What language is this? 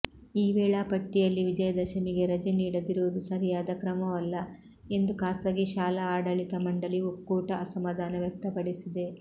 Kannada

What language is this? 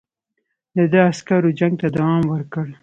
Pashto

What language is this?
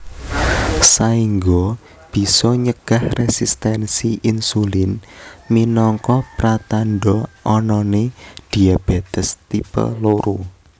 Javanese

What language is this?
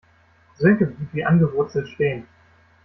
German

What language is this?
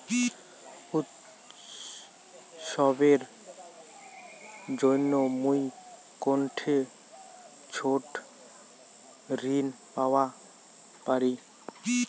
Bangla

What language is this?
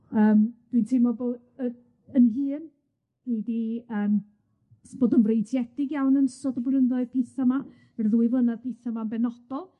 Welsh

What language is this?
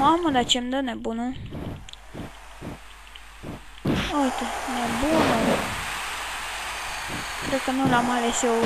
Romanian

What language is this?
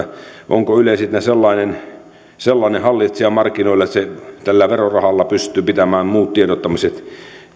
Finnish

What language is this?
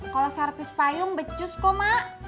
Indonesian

